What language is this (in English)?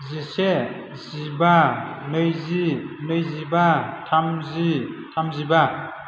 Bodo